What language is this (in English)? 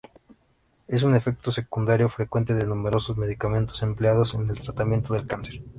Spanish